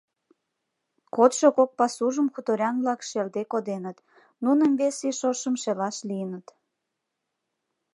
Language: Mari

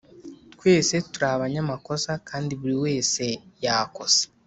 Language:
Kinyarwanda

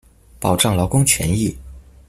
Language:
Chinese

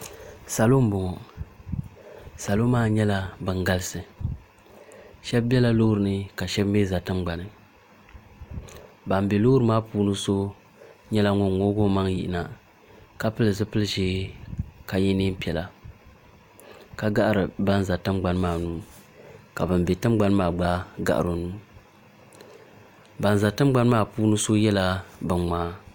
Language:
Dagbani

